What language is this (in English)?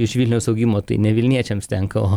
Lithuanian